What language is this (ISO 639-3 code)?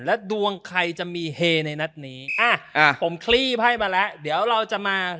tha